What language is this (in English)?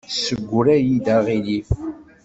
Kabyle